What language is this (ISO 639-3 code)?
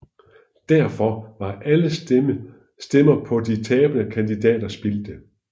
dan